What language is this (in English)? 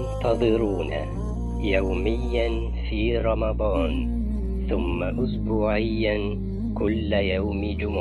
Arabic